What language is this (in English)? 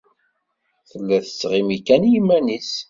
Kabyle